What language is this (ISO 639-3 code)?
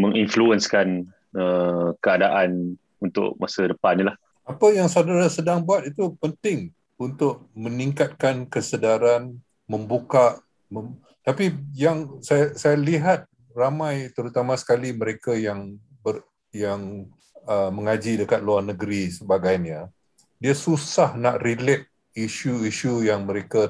msa